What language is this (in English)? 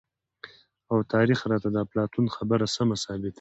Pashto